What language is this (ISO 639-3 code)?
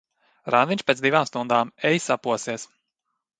lav